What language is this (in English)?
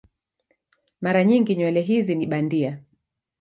Swahili